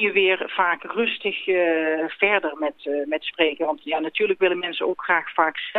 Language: Dutch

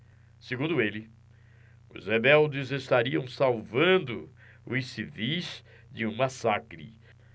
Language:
Portuguese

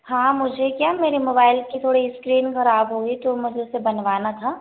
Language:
Hindi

